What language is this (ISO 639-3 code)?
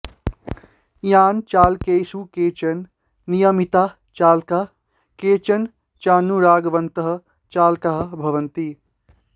san